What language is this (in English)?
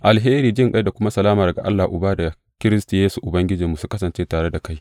Hausa